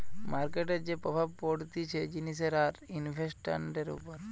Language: Bangla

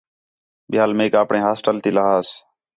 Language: Khetrani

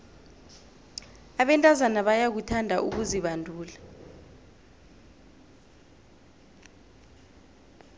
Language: South Ndebele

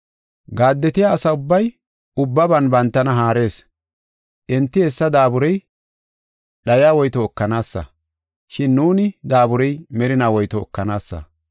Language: Gofa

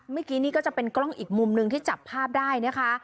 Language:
Thai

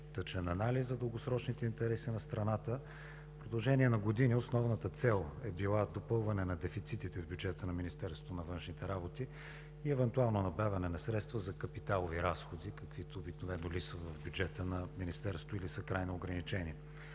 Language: Bulgarian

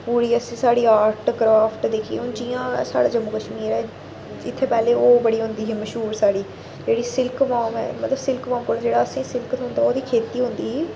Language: Dogri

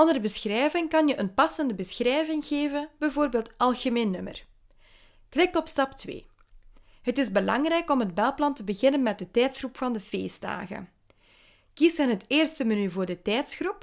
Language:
Dutch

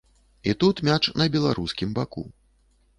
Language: Belarusian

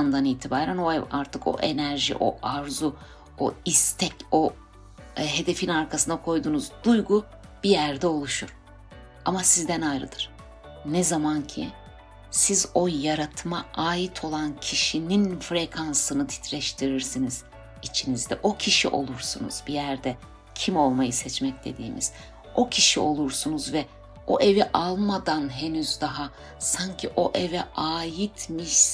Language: Turkish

